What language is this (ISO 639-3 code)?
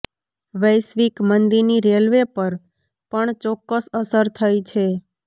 guj